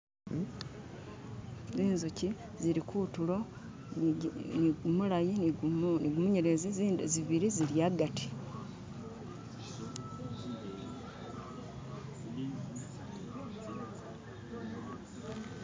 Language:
Masaaba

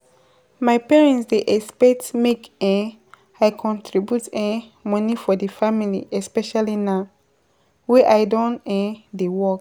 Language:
Nigerian Pidgin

